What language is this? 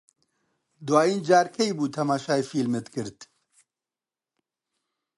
Central Kurdish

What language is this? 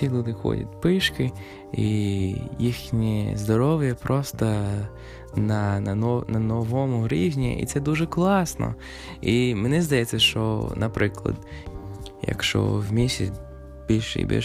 Ukrainian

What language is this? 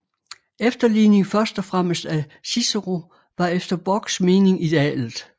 Danish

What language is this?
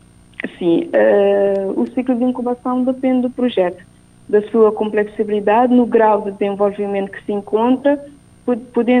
Portuguese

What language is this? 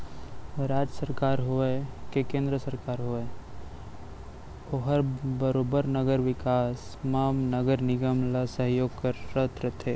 Chhattisgarhi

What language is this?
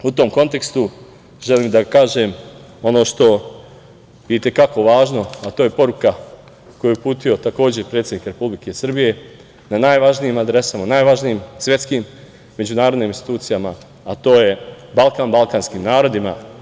Serbian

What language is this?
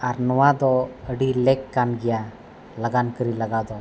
Santali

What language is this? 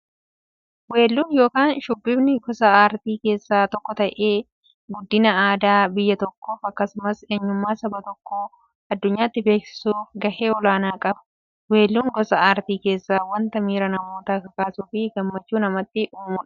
Oromo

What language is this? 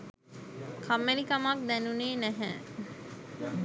Sinhala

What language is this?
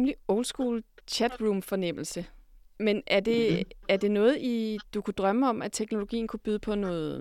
Danish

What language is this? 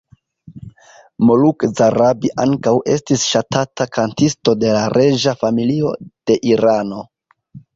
Esperanto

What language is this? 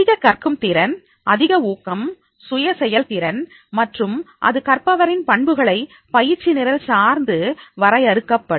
Tamil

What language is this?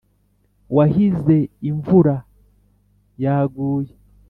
Kinyarwanda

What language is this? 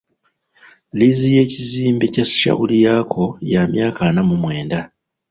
Ganda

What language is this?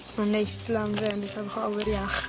Welsh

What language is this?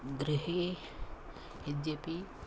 Sanskrit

